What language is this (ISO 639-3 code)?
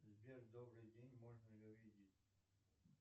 rus